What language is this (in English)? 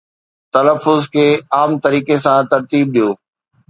Sindhi